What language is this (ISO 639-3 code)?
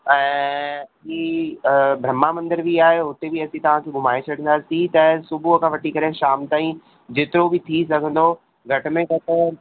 snd